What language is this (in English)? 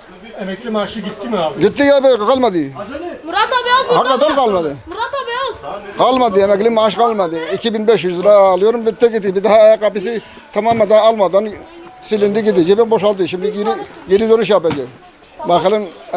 Turkish